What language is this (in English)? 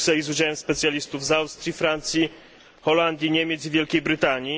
Polish